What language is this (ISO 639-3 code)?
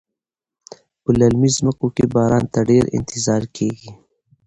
pus